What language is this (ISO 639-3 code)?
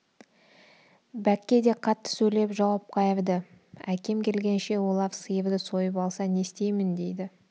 kaz